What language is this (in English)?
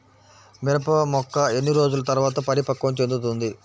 Telugu